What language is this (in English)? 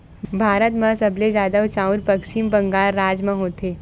Chhattisgarhi